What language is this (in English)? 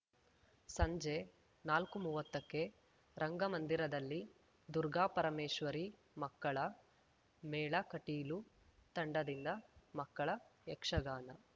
Kannada